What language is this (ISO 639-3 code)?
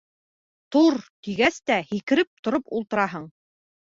bak